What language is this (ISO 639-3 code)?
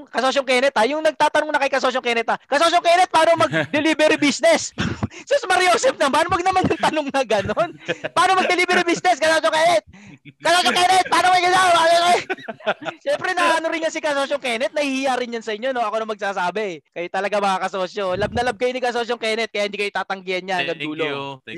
fil